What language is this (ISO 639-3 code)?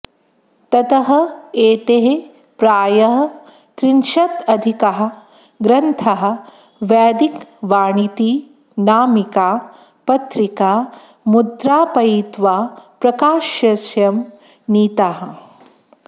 san